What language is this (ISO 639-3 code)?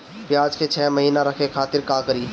bho